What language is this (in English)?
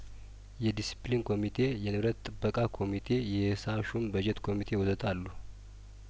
Amharic